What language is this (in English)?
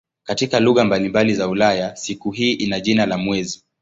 Swahili